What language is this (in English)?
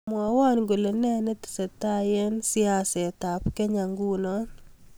Kalenjin